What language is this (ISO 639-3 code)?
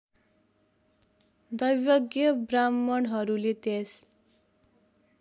nep